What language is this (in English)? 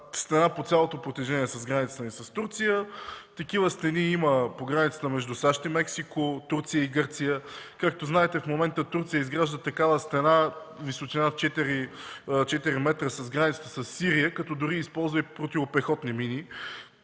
Bulgarian